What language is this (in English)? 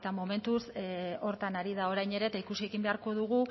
Basque